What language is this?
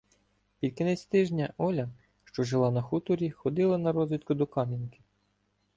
Ukrainian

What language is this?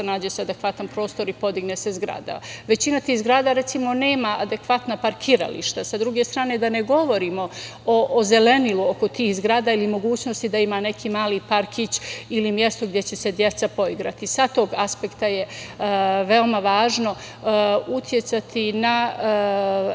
Serbian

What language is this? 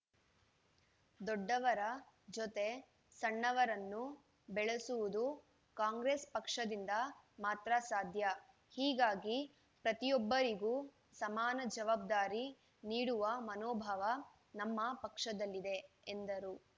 Kannada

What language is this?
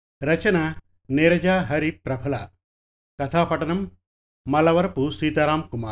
Telugu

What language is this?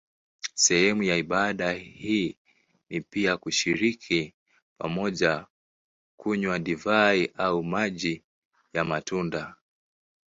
Swahili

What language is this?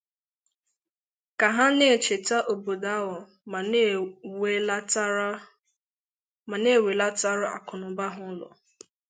Igbo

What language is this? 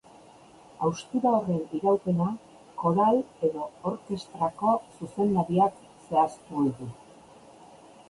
Basque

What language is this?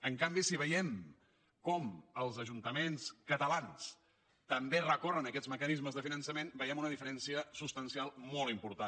Catalan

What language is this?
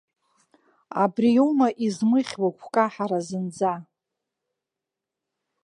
Abkhazian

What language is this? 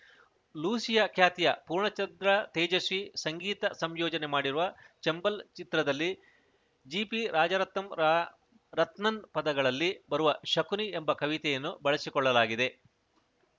Kannada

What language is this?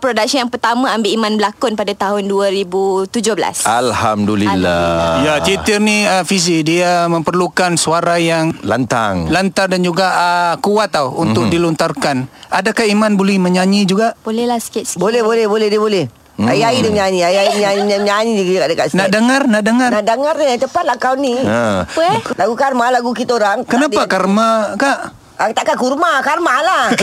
Malay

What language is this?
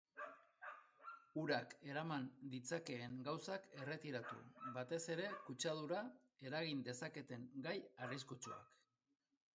Basque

